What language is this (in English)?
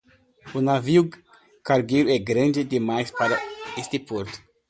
Portuguese